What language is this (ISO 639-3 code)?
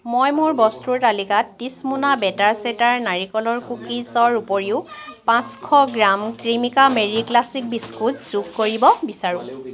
asm